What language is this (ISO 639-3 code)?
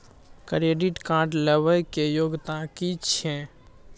mai